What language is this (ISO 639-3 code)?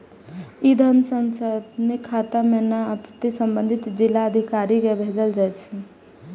mai